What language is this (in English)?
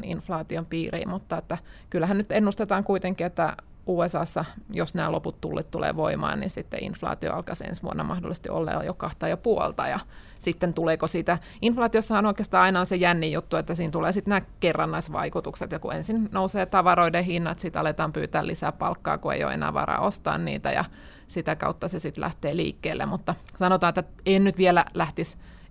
Finnish